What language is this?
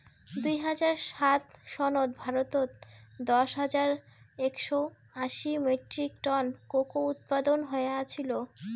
Bangla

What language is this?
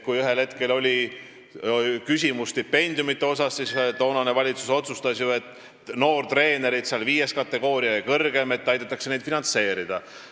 Estonian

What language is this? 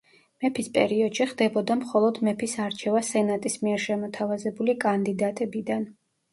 Georgian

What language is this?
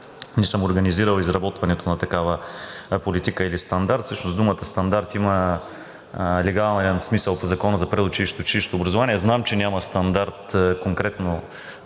Bulgarian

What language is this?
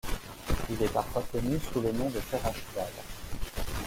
French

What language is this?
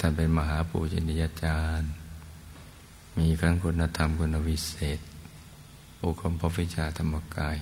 Thai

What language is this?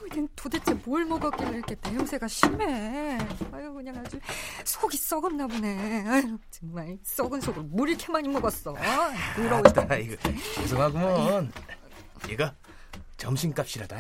Korean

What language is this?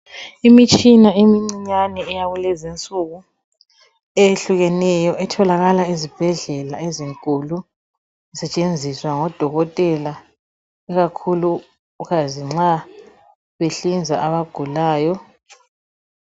North Ndebele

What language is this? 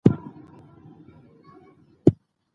Pashto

